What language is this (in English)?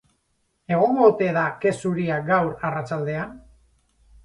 Basque